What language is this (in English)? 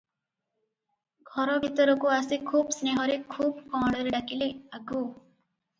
Odia